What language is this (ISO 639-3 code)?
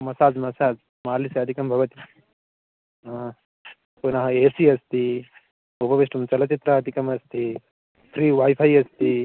san